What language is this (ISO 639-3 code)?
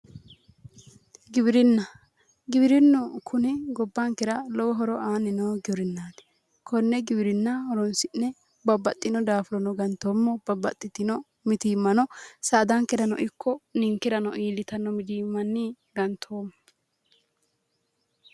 sid